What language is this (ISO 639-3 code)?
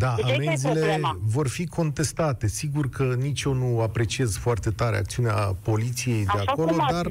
ron